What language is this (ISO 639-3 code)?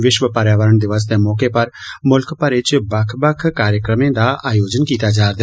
doi